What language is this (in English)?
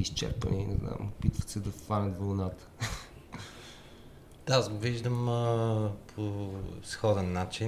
Bulgarian